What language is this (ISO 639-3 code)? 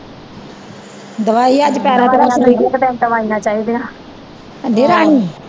pan